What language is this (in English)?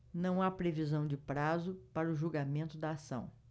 Portuguese